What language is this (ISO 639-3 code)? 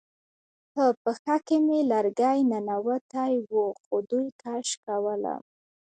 pus